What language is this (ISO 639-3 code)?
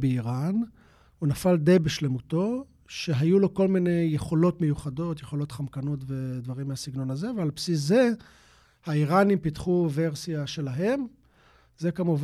heb